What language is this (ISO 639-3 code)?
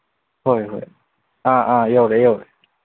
mni